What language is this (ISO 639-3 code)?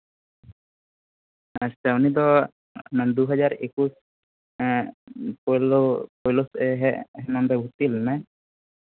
sat